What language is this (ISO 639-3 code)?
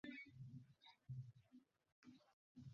ben